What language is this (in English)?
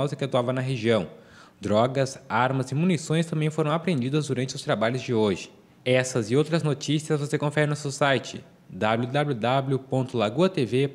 Portuguese